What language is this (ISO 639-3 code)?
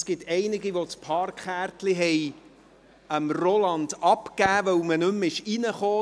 gsw